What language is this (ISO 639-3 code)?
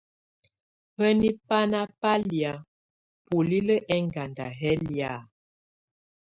tvu